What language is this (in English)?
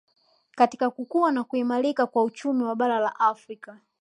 Swahili